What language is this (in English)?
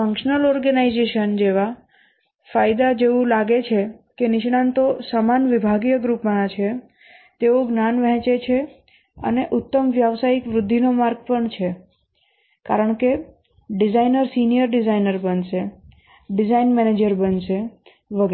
Gujarati